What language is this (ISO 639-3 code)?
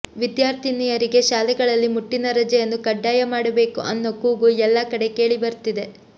kan